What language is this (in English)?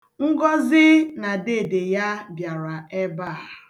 Igbo